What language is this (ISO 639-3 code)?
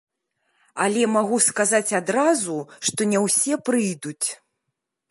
bel